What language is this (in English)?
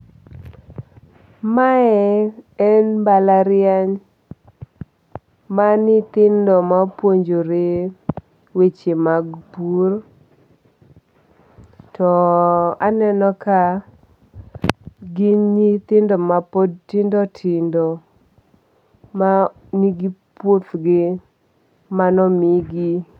Luo (Kenya and Tanzania)